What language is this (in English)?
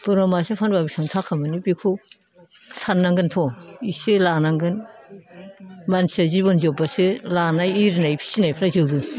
Bodo